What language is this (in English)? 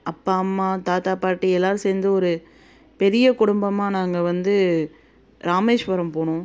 Tamil